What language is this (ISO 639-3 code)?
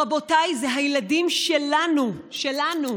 heb